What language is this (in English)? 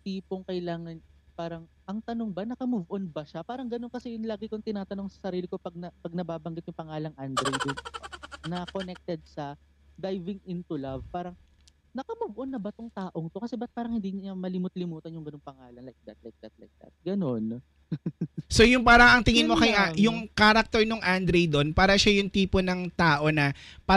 Filipino